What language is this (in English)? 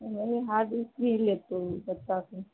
Maithili